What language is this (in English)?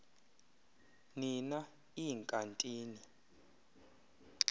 Xhosa